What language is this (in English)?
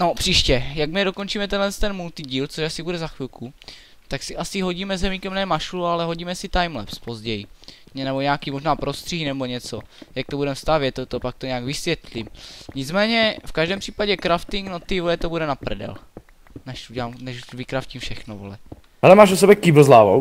Czech